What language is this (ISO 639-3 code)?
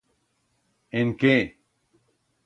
arg